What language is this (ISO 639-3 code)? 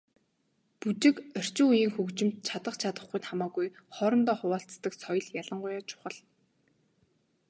mon